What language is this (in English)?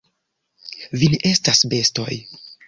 Esperanto